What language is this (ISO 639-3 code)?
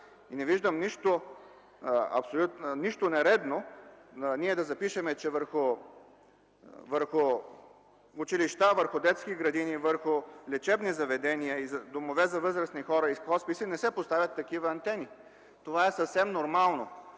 bul